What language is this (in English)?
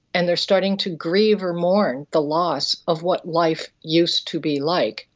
English